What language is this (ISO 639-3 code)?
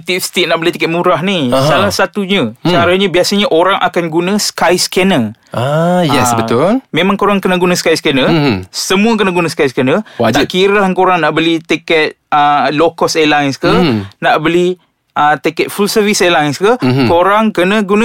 msa